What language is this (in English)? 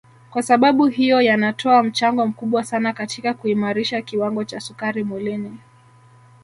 Swahili